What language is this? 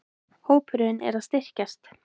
Icelandic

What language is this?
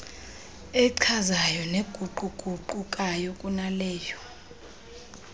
Xhosa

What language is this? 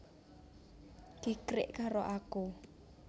Javanese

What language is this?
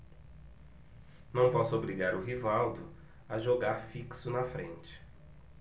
Portuguese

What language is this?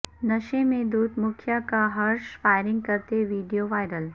Urdu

